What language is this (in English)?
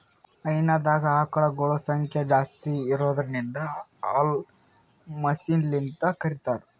Kannada